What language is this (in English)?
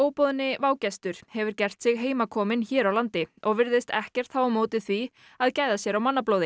Icelandic